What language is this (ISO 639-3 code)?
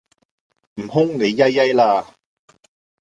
yue